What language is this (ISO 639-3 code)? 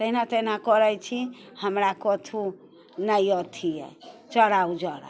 mai